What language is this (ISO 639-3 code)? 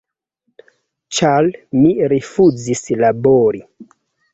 epo